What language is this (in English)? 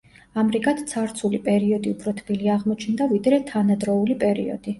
Georgian